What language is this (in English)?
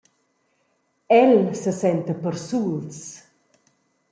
Romansh